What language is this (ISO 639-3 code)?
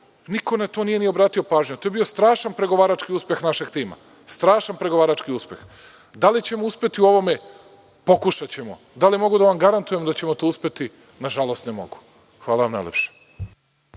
srp